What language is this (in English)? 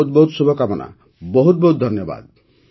Odia